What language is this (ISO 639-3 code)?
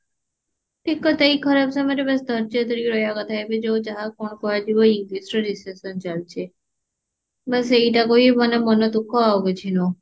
ori